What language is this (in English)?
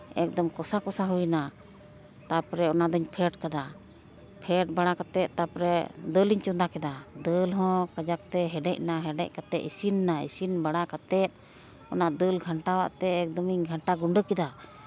Santali